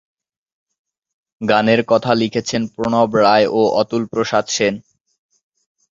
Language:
Bangla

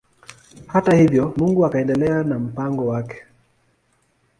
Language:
Swahili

